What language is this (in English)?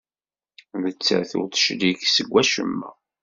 Kabyle